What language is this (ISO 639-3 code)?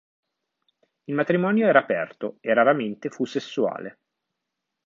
ita